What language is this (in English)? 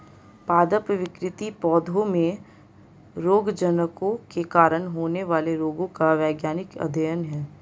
Hindi